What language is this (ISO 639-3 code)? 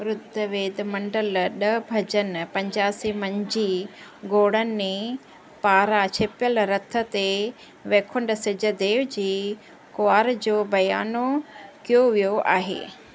snd